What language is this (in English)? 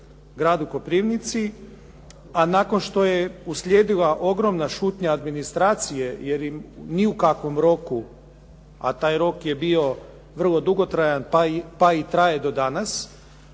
Croatian